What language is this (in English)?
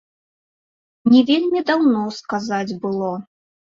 Belarusian